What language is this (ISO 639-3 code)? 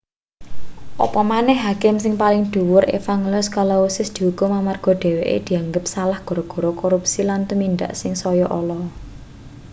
jav